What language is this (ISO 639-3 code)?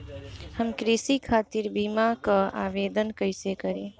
bho